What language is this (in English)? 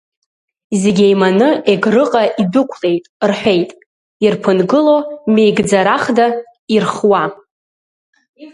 Abkhazian